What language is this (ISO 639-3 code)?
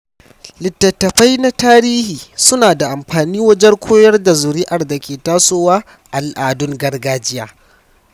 hau